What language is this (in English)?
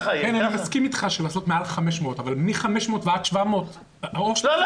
Hebrew